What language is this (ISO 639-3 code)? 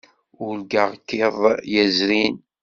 kab